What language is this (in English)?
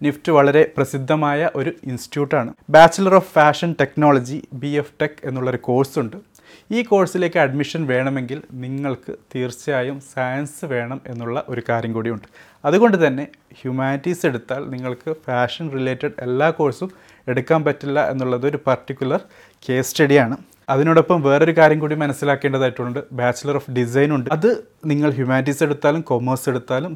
Malayalam